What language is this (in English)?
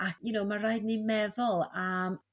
Welsh